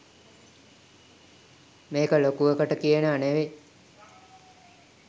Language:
Sinhala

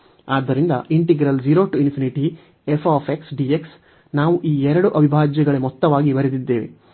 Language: Kannada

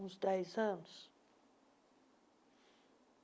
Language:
Portuguese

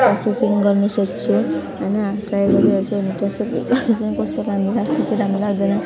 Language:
Nepali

